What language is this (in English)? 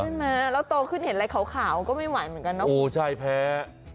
Thai